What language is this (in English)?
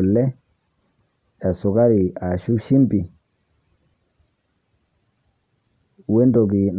Masai